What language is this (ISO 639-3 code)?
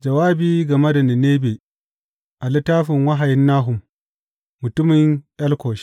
hau